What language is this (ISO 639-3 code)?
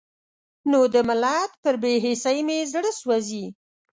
pus